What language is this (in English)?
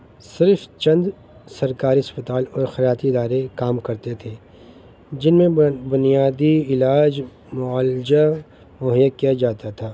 Urdu